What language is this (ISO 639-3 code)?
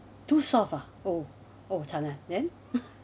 eng